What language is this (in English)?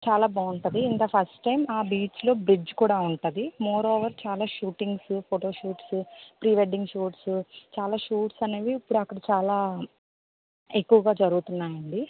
Telugu